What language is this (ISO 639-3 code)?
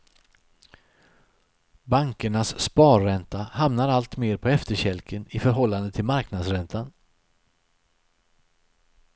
swe